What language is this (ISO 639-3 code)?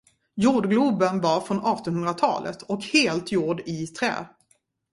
swe